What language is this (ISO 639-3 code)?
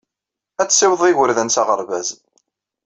kab